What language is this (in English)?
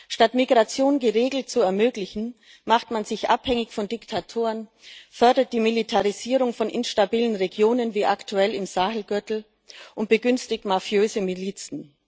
German